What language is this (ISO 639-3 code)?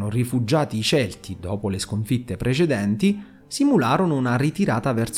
ita